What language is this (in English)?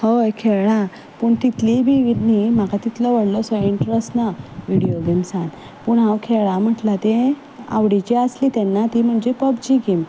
Konkani